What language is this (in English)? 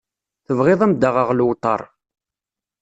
Kabyle